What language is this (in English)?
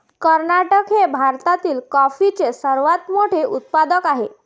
Marathi